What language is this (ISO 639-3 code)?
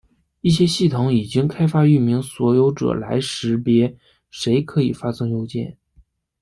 zho